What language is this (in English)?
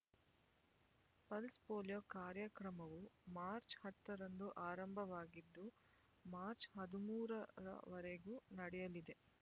Kannada